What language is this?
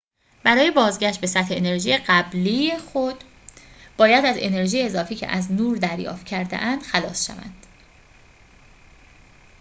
Persian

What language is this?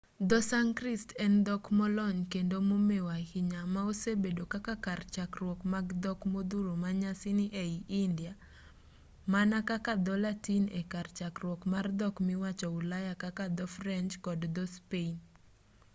Luo (Kenya and Tanzania)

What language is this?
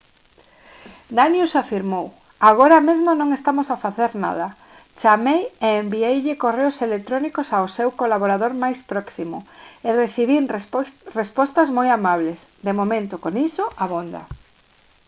Galician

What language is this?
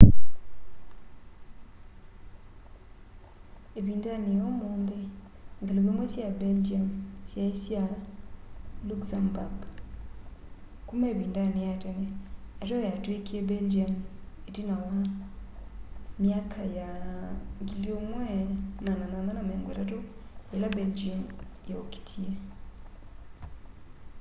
Kamba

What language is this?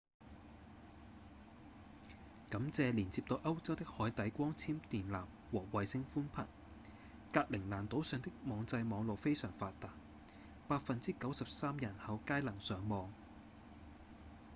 Cantonese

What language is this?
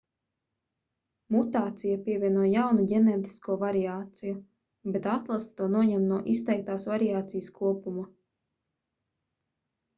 Latvian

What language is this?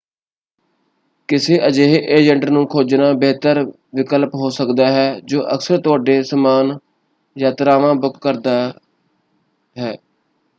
Punjabi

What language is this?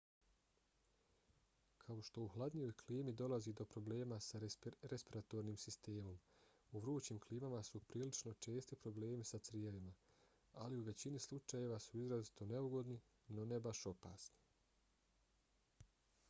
Bosnian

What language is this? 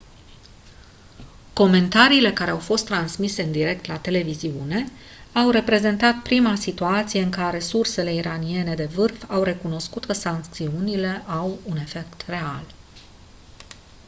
Romanian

